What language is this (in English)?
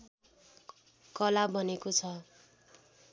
Nepali